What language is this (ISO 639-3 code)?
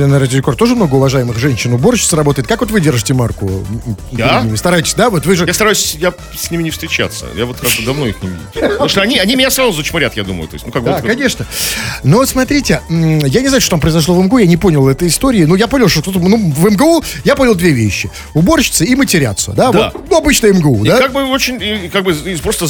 rus